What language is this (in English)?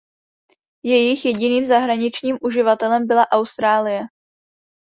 Czech